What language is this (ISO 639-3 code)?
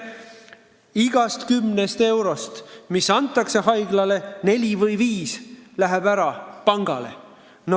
est